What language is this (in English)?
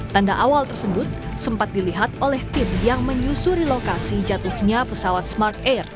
Indonesian